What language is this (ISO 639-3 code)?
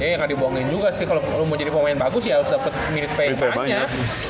ind